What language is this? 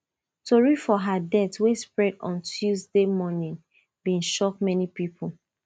Nigerian Pidgin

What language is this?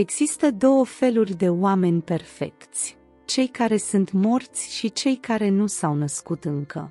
Romanian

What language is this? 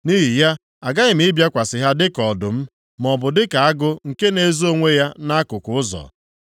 Igbo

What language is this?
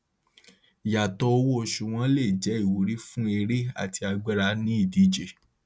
Yoruba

